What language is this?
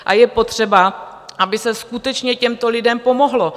Czech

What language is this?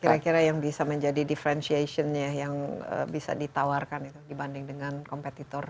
Indonesian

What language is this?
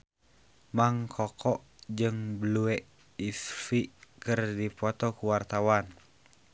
Sundanese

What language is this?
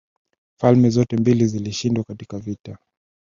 Swahili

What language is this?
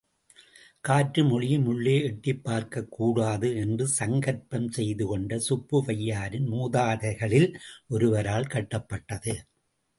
Tamil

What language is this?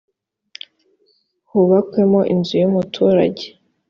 Kinyarwanda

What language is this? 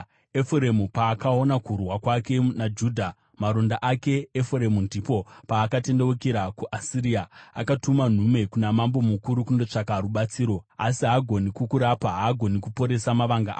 Shona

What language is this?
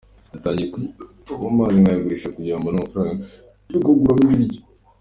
Kinyarwanda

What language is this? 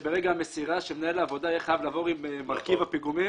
Hebrew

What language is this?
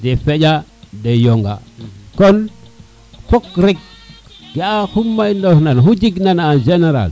Serer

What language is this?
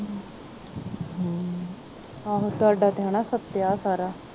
Punjabi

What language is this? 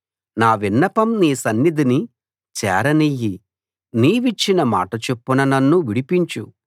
Telugu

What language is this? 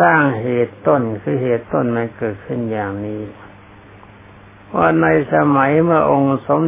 Thai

